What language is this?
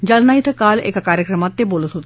Marathi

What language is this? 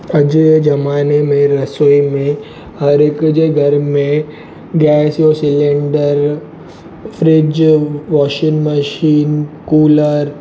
Sindhi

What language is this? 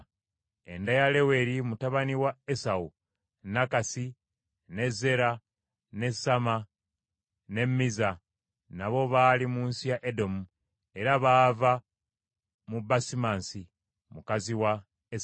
Ganda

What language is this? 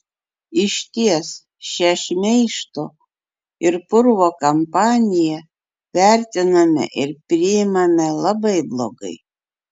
Lithuanian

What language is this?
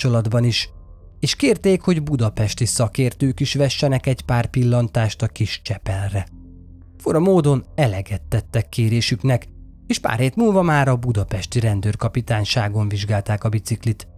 Hungarian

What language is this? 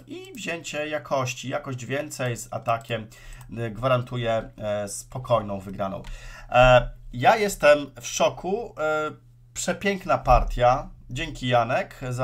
Polish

